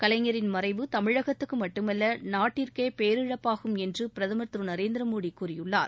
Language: Tamil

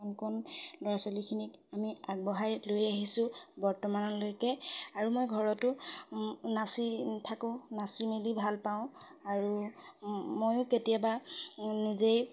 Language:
Assamese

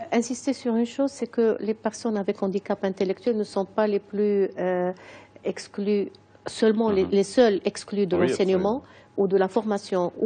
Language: French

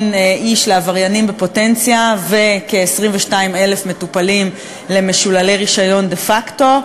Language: Hebrew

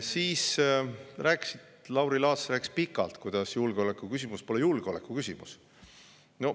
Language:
Estonian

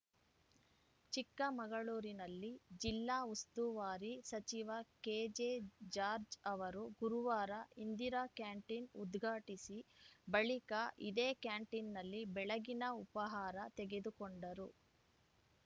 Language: Kannada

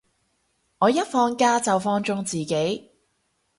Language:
Cantonese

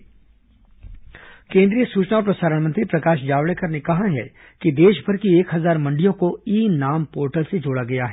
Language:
Hindi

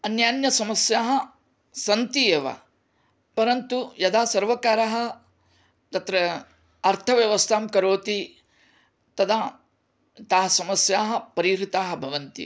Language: Sanskrit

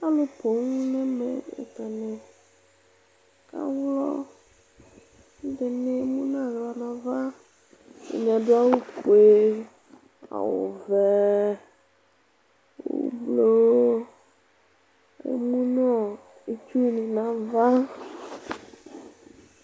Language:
Ikposo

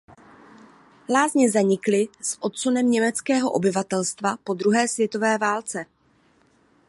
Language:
Czech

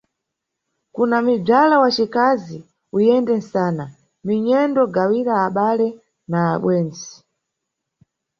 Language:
Nyungwe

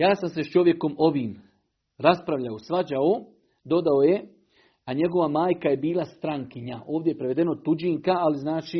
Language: Croatian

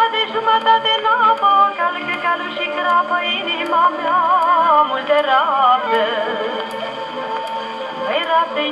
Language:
Turkish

